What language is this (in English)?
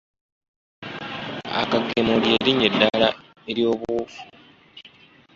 Ganda